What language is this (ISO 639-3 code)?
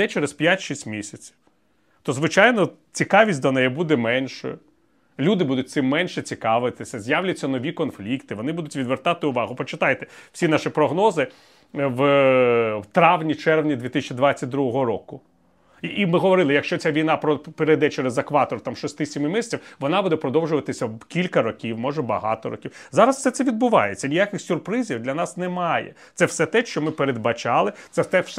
ukr